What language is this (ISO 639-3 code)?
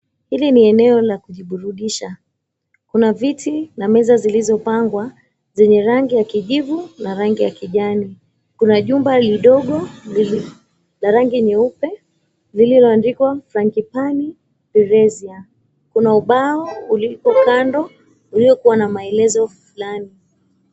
swa